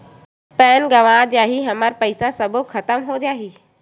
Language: Chhattisgarhi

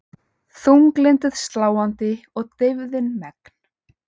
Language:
Icelandic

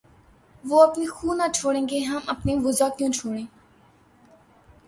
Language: Urdu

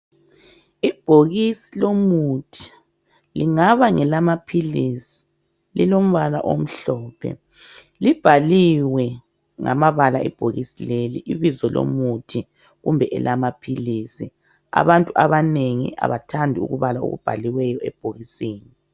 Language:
North Ndebele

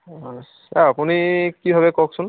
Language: Assamese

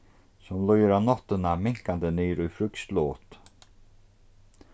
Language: Faroese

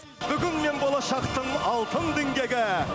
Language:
Kazakh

